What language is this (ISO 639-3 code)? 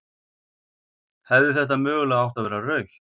isl